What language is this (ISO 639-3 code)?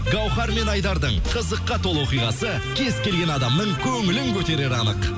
kaz